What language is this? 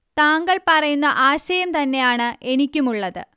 Malayalam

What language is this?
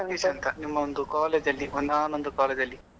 Kannada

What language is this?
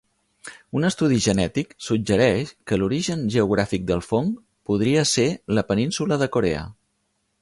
Catalan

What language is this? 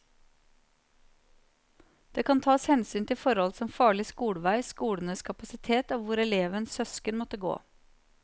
Norwegian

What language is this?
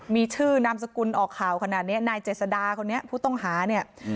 Thai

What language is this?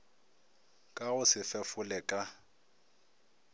Northern Sotho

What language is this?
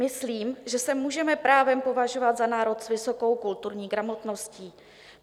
Czech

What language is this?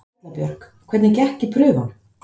Icelandic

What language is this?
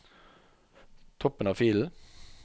Norwegian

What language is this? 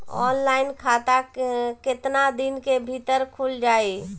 Bhojpuri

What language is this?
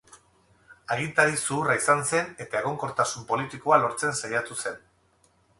Basque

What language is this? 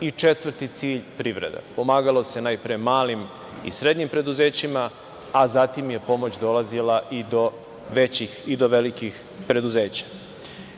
Serbian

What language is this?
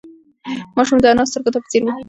Pashto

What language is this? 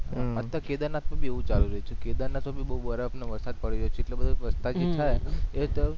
Gujarati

